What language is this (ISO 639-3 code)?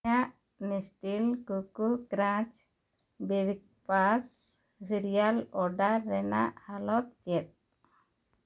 sat